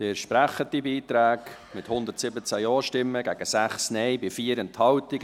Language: Swiss German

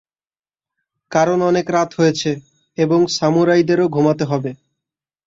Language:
Bangla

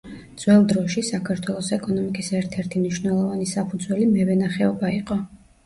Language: Georgian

